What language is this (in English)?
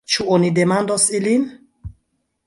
Esperanto